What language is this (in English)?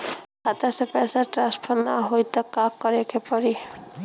Bhojpuri